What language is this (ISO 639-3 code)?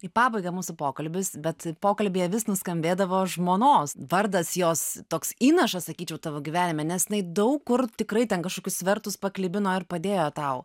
lit